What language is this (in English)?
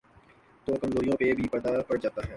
Urdu